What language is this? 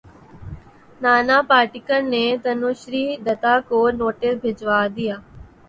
Urdu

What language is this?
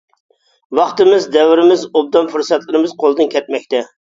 Uyghur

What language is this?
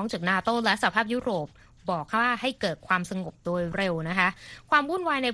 Thai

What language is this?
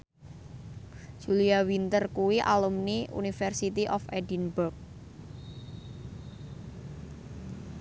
Javanese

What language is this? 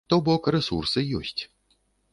Belarusian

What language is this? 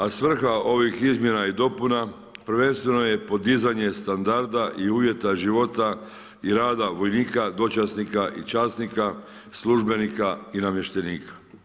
Croatian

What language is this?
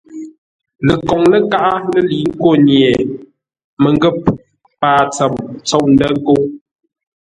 Ngombale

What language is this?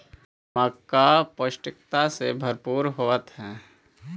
Magahi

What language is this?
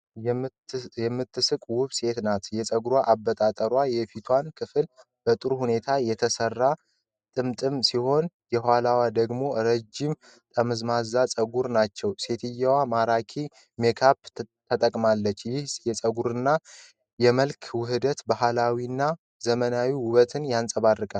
Amharic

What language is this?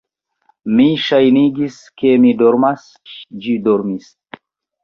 Esperanto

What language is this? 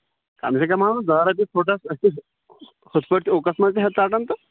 Kashmiri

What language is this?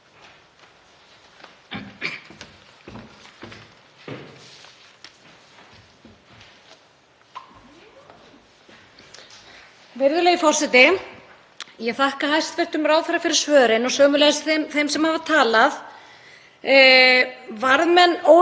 Icelandic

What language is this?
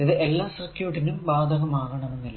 Malayalam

